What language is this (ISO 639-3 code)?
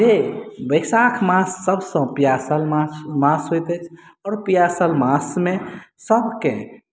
mai